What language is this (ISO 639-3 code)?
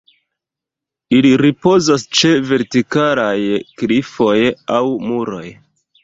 epo